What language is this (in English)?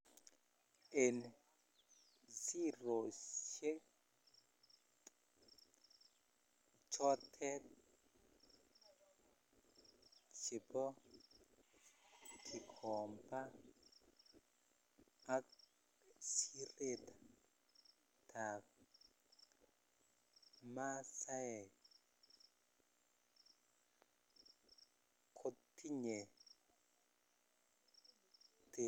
Kalenjin